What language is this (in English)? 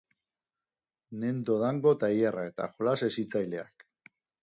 Basque